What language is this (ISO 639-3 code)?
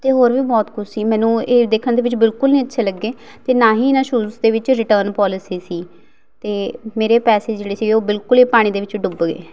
pan